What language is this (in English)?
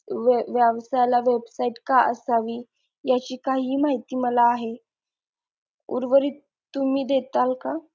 Marathi